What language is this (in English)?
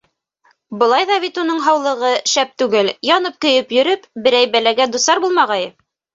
Bashkir